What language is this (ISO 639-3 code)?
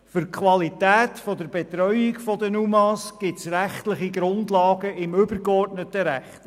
gsw